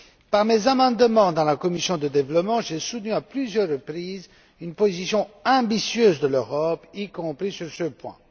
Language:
French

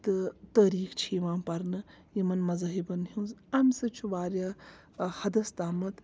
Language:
Kashmiri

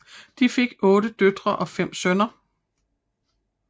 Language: Danish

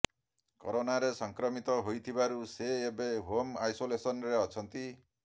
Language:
Odia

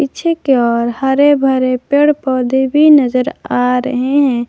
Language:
Hindi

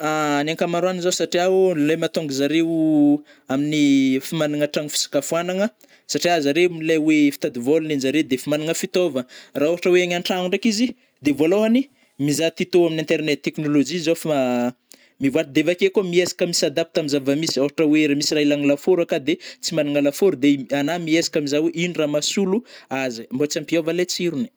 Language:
Northern Betsimisaraka Malagasy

